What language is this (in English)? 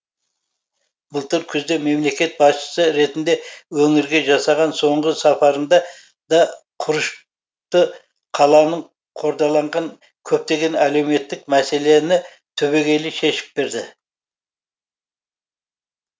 Kazakh